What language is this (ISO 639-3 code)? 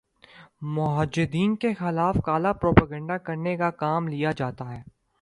urd